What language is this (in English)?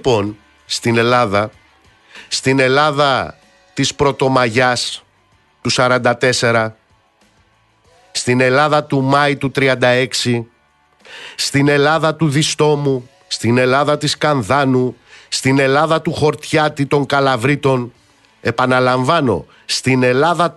Greek